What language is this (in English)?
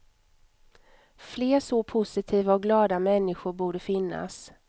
Swedish